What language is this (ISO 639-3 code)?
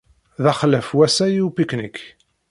kab